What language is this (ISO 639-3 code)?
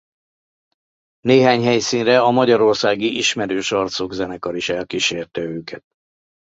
hun